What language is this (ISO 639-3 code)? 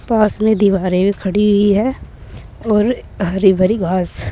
hin